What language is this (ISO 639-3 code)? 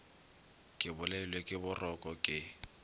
nso